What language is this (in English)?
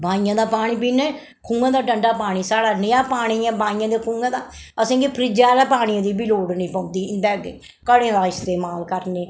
Dogri